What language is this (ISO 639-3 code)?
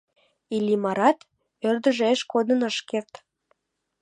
chm